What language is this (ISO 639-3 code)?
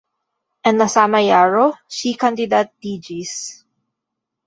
epo